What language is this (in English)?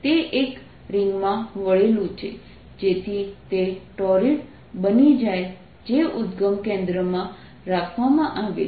Gujarati